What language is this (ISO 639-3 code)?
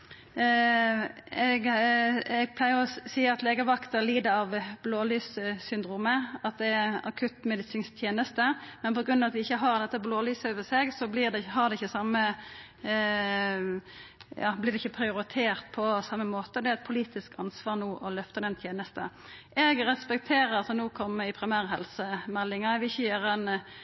nno